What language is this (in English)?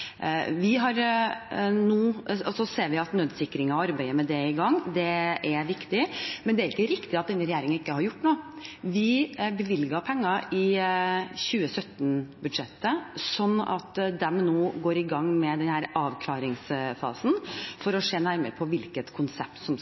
Norwegian Bokmål